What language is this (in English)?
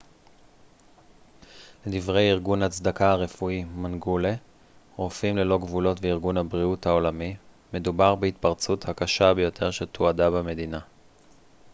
Hebrew